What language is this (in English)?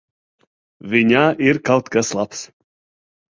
Latvian